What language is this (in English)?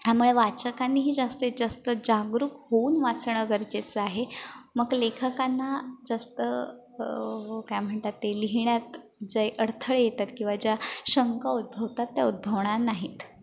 Marathi